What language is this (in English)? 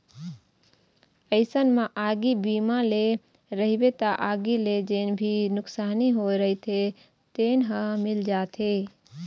Chhattisgarhi